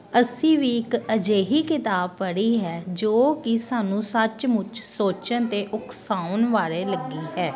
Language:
Punjabi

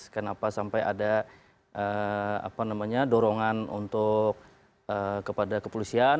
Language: Indonesian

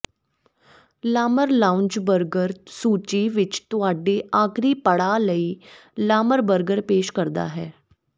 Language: Punjabi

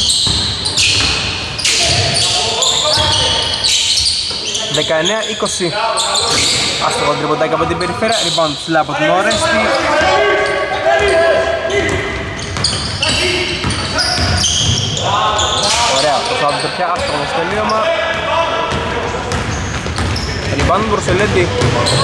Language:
Greek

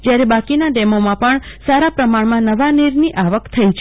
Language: Gujarati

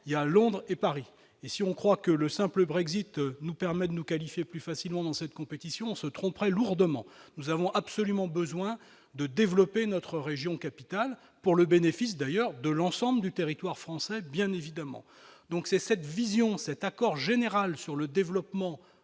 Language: French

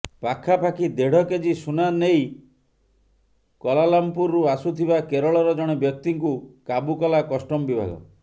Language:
Odia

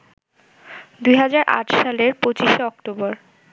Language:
Bangla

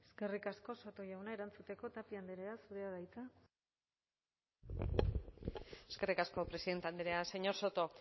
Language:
Basque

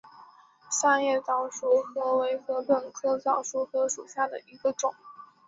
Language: Chinese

